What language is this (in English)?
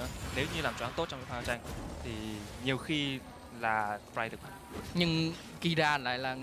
Vietnamese